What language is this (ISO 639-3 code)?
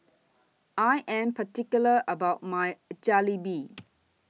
eng